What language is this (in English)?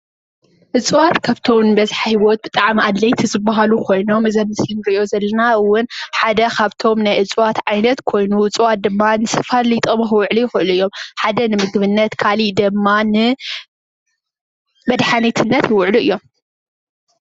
Tigrinya